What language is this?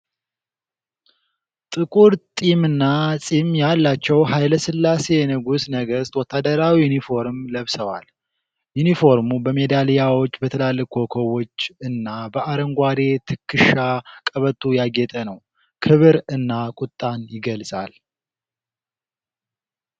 Amharic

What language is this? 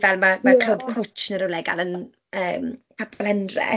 Welsh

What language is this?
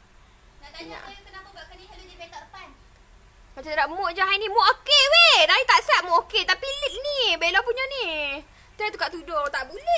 Malay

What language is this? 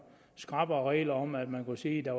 Danish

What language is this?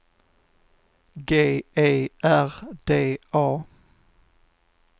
Swedish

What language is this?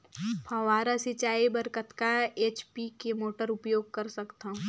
Chhattisgarhi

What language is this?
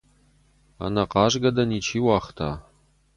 Ossetic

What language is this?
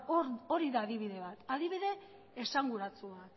Basque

